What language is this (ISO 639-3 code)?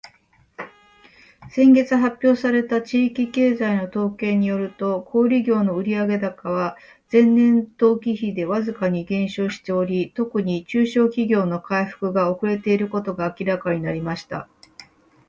jpn